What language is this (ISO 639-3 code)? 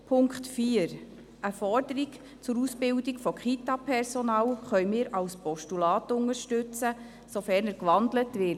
gsw